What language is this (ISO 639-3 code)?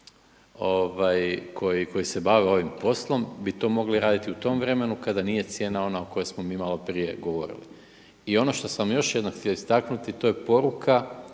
hrv